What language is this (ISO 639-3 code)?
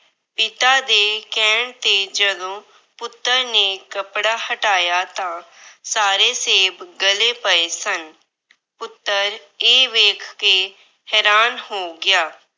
pan